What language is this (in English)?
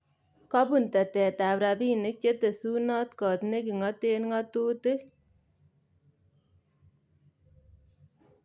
Kalenjin